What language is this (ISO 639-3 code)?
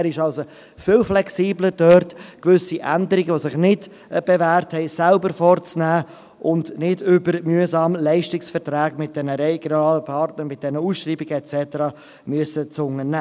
gsw